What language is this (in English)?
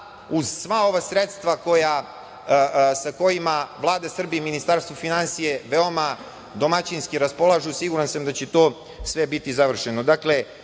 Serbian